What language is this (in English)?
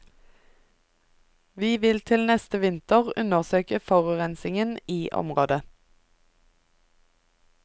Norwegian